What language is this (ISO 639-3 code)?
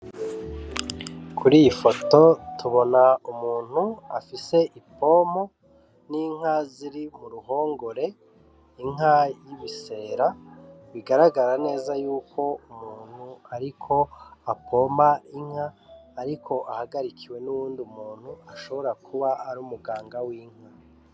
run